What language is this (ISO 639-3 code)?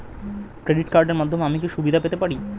ben